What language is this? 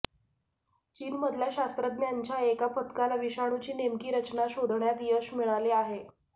Marathi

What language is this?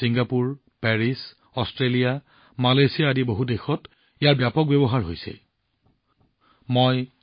Assamese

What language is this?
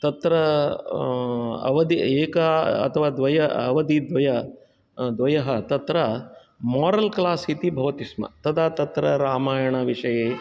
Sanskrit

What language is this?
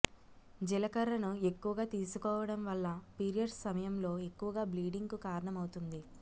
Telugu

